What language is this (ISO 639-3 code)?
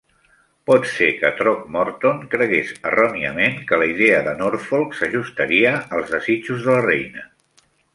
cat